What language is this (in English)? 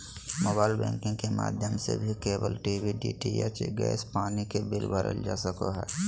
Magahi